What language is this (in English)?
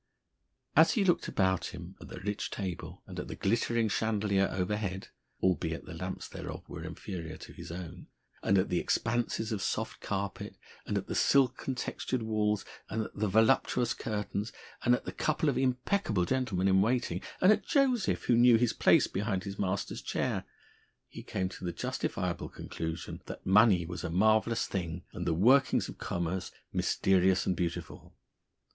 English